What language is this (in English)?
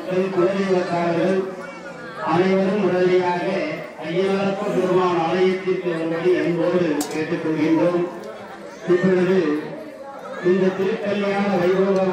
Tamil